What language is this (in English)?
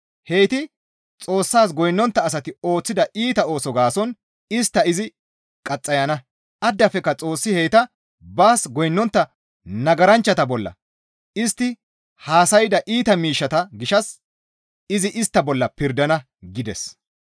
Gamo